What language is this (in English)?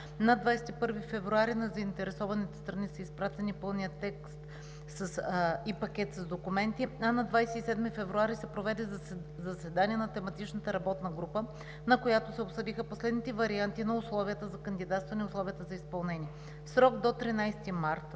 Bulgarian